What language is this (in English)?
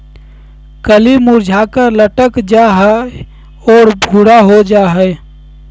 Magahi